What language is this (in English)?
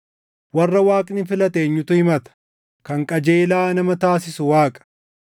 Oromo